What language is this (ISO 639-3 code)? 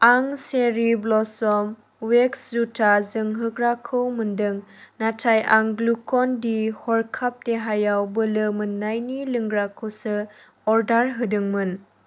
brx